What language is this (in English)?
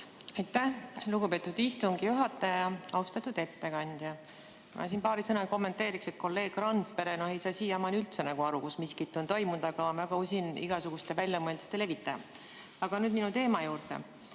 Estonian